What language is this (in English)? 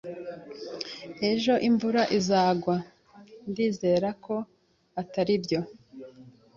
Kinyarwanda